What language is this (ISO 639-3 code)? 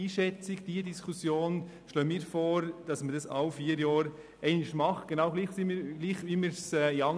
gsw